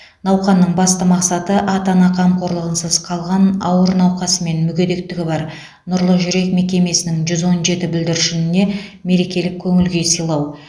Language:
Kazakh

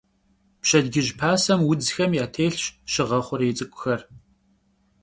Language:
Kabardian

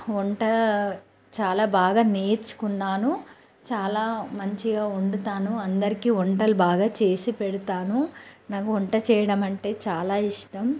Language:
Telugu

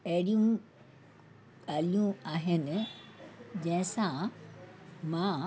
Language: Sindhi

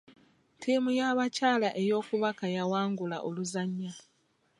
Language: Ganda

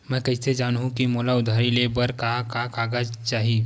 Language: Chhattisgarhi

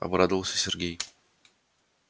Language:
Russian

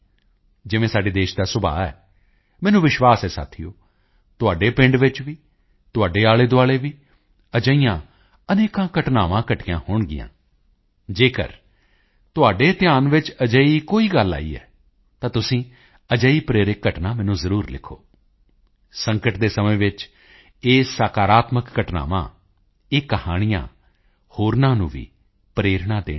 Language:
Punjabi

